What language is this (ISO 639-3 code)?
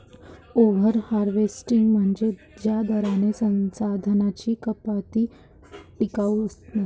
mar